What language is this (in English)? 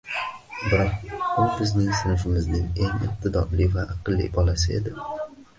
Uzbek